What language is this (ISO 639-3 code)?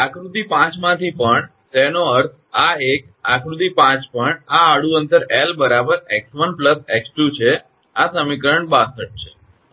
guj